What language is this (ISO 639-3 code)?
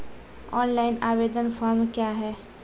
mai